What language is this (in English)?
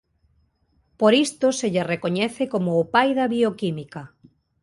Galician